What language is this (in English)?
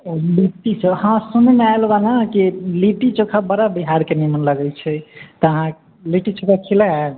Maithili